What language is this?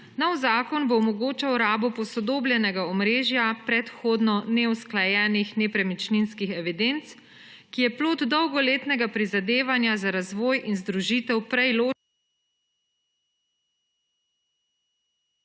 Slovenian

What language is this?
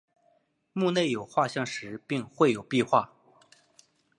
Chinese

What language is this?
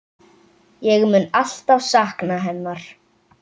Icelandic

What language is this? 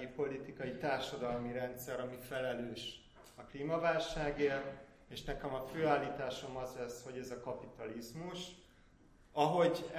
Hungarian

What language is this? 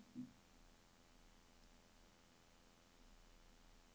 Norwegian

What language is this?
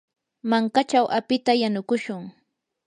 Yanahuanca Pasco Quechua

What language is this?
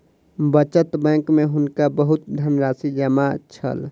Maithili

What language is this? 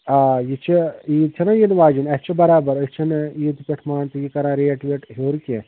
Kashmiri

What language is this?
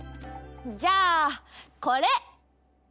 Japanese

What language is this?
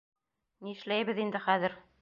Bashkir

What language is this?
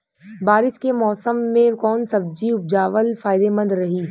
Bhojpuri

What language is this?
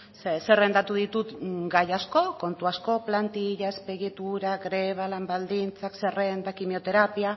Basque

